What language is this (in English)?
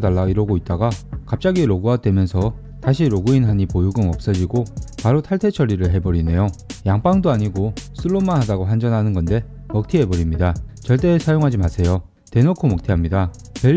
Korean